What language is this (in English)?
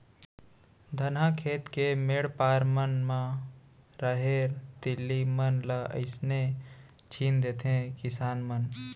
Chhattisgarhi